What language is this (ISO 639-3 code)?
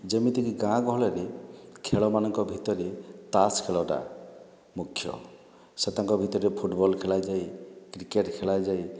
ori